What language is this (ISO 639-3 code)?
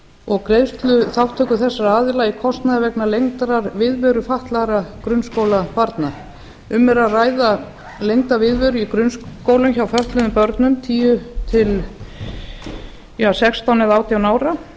isl